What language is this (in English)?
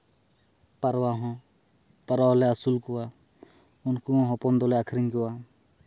Santali